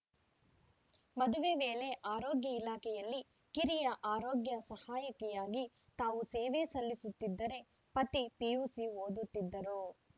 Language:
Kannada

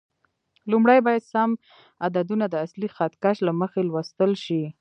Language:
Pashto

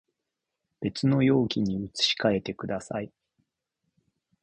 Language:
Japanese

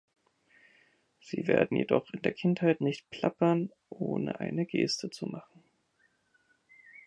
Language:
German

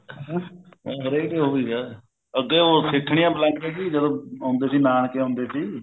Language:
Punjabi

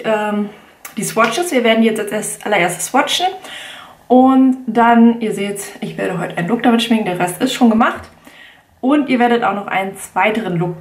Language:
German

